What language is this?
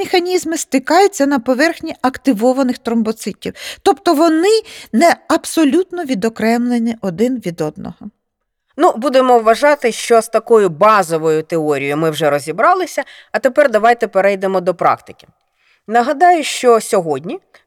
Ukrainian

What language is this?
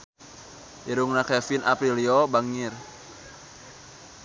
Sundanese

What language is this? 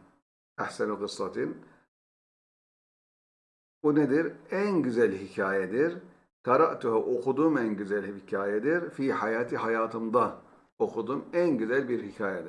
Turkish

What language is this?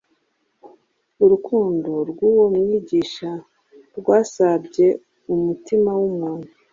Kinyarwanda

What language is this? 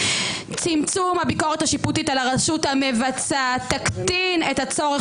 Hebrew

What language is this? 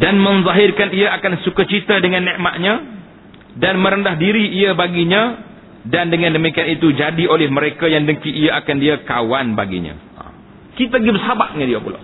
Malay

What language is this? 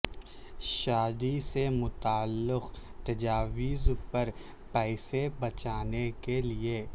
Urdu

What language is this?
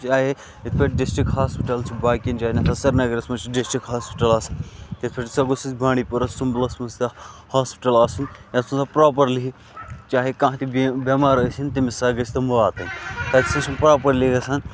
Kashmiri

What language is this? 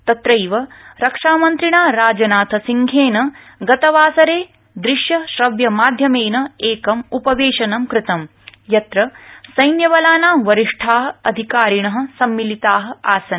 Sanskrit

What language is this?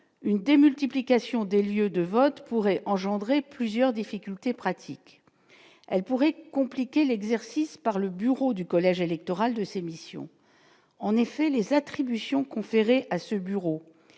French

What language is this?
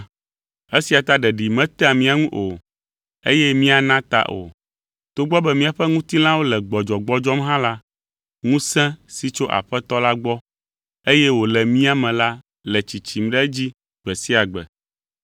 Ewe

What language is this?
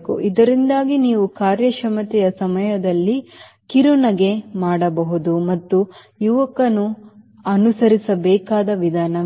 Kannada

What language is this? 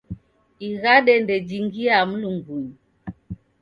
Taita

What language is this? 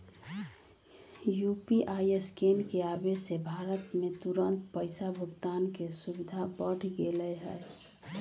Magahi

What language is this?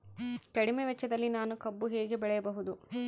Kannada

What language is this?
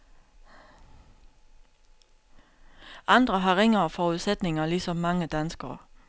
Danish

